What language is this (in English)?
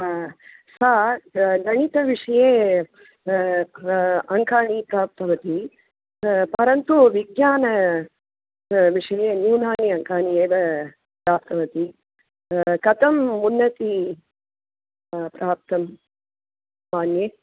Sanskrit